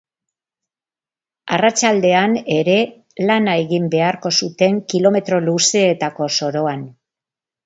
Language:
Basque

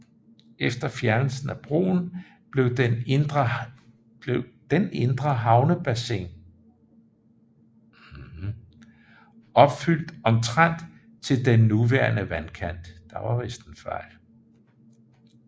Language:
Danish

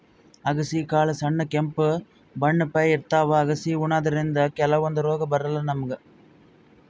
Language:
Kannada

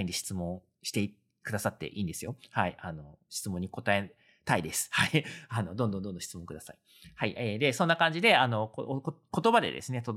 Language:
Japanese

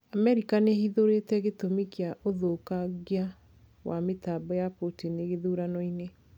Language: Kikuyu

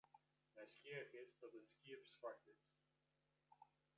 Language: Western Frisian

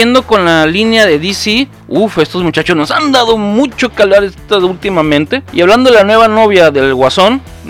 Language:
Spanish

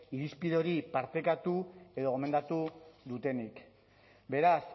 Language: Basque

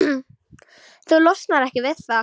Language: Icelandic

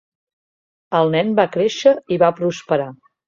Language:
Catalan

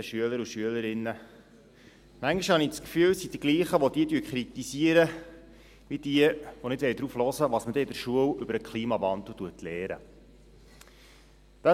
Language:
Swiss German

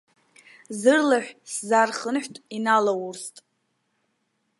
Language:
Abkhazian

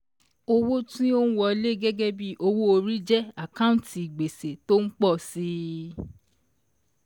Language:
Yoruba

